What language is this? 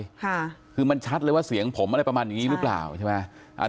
Thai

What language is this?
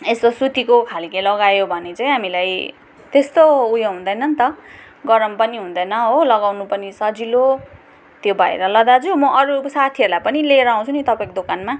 Nepali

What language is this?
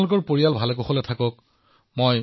Assamese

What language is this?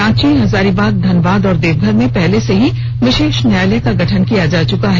Hindi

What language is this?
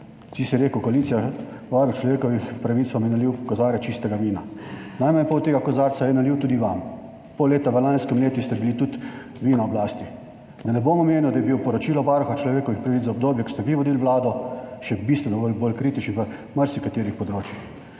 Slovenian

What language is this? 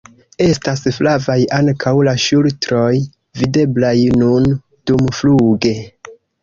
Esperanto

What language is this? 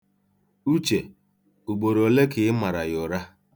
Igbo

